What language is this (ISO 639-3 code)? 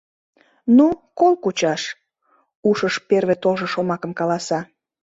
chm